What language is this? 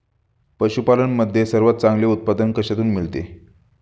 Marathi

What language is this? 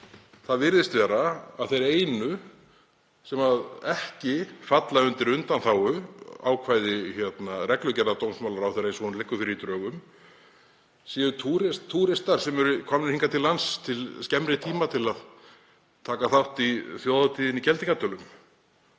Icelandic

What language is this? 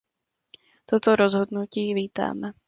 Czech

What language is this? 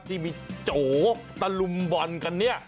Thai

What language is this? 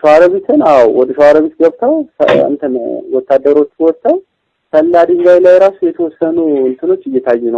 Oromo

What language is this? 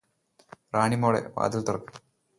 Malayalam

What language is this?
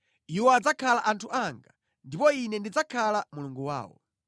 Nyanja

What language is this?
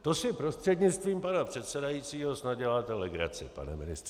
Czech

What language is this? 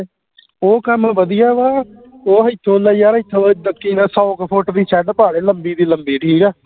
Punjabi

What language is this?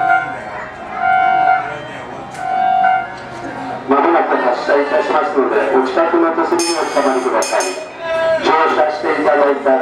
Japanese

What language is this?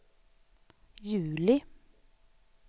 Swedish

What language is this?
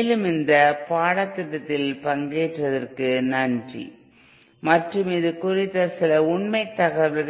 Tamil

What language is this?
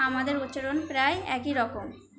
Bangla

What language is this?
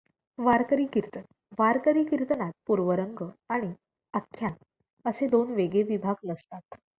Marathi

